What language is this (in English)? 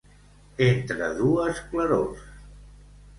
Catalan